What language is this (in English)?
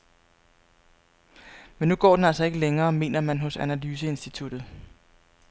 Danish